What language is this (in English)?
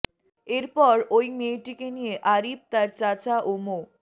Bangla